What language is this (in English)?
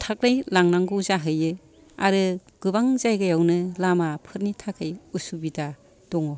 Bodo